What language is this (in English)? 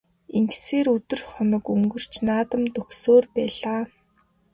Mongolian